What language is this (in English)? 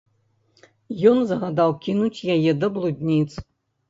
Belarusian